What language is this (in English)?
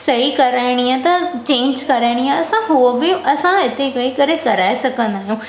Sindhi